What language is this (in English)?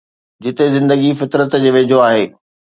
Sindhi